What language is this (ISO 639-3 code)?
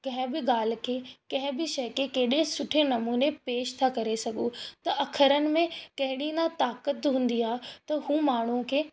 snd